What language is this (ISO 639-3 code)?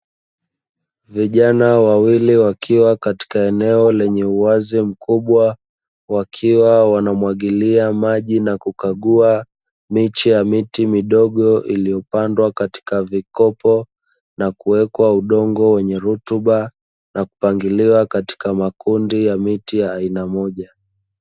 swa